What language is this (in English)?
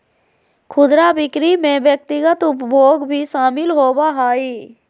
Magahi